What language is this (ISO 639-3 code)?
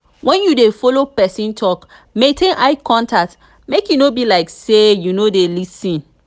pcm